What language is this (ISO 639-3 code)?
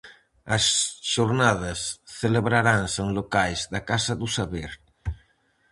glg